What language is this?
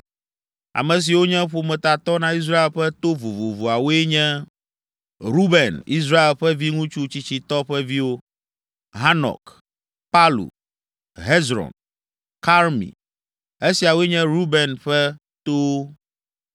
Ewe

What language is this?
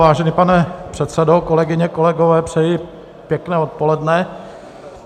Czech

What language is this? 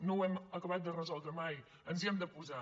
Catalan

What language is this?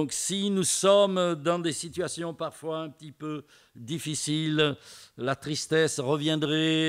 French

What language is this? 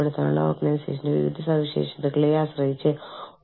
Malayalam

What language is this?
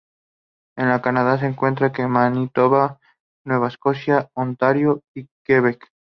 Spanish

